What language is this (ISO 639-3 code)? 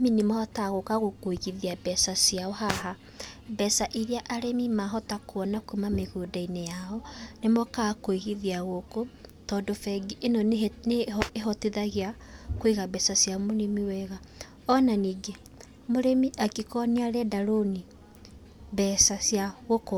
kik